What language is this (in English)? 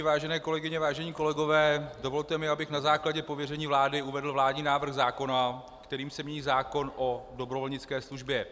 Czech